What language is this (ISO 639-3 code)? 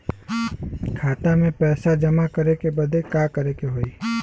bho